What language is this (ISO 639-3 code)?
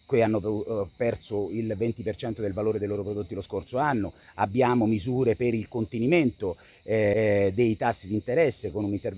ita